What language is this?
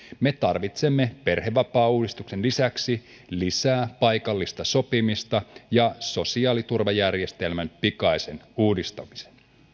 Finnish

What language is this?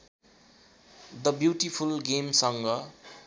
Nepali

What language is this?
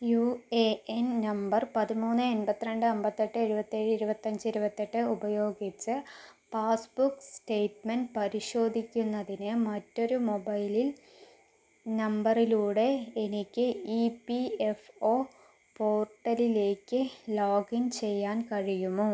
Malayalam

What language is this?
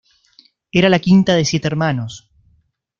Spanish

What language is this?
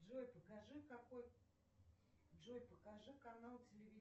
Russian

